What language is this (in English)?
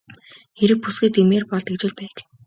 Mongolian